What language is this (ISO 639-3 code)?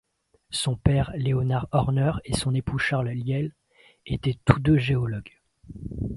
fra